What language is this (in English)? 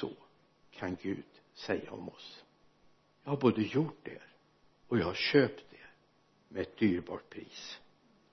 Swedish